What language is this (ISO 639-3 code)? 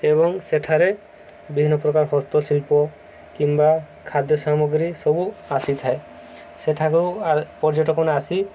ori